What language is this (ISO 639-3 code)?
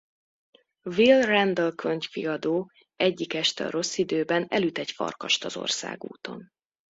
hun